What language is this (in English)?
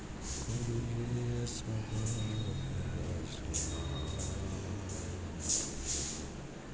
Gujarati